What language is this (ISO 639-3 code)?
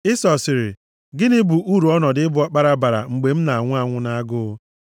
ibo